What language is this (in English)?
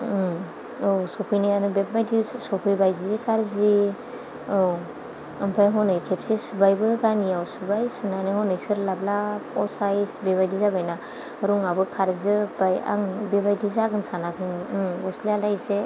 Bodo